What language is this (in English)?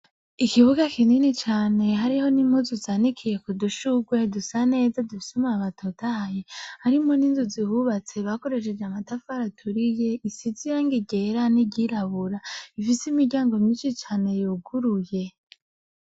Rundi